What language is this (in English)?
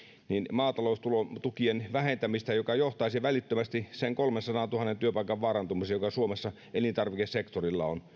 Finnish